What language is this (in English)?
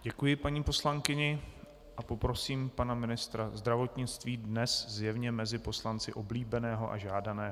Czech